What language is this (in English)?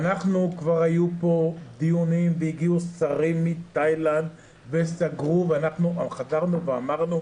Hebrew